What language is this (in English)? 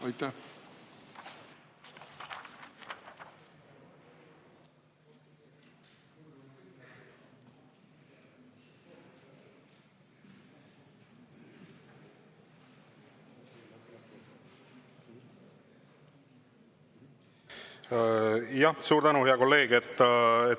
Estonian